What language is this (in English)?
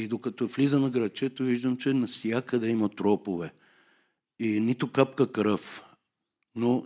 Bulgarian